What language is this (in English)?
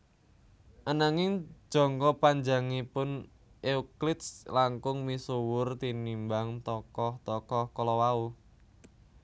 Javanese